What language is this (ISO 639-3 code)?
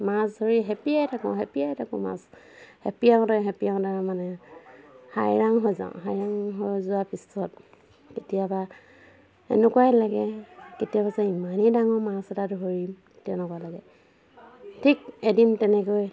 asm